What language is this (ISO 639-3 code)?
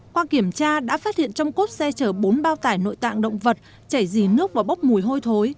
vie